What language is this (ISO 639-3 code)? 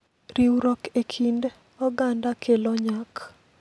luo